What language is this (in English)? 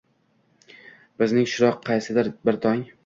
Uzbek